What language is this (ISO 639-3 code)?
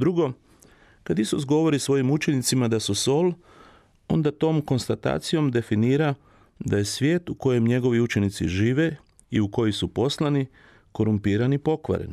hrv